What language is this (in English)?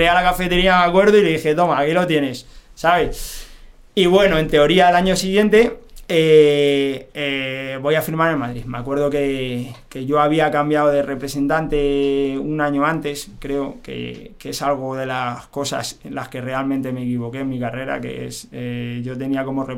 Spanish